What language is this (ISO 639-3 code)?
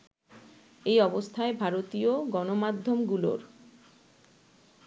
ben